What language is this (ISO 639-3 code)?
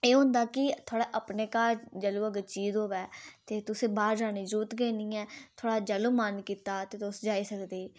doi